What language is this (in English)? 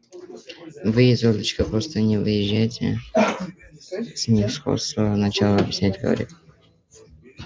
Russian